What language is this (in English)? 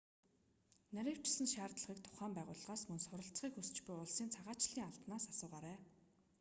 Mongolian